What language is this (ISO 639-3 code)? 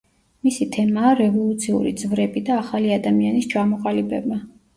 kat